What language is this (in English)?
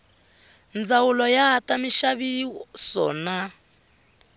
Tsonga